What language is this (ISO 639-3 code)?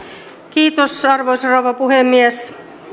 fin